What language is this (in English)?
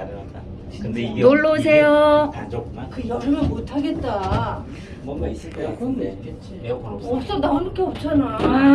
Korean